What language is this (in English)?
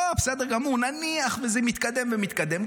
Hebrew